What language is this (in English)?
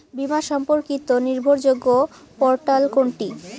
Bangla